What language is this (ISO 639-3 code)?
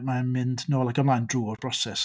cym